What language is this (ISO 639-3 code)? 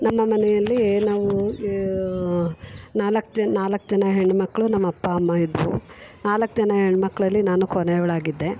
kan